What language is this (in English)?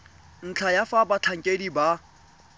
Tswana